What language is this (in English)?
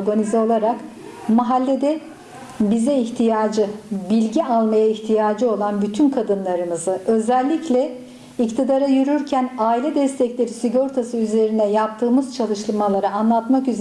Turkish